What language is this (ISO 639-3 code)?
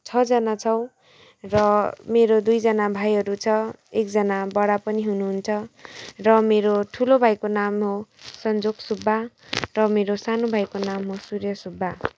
nep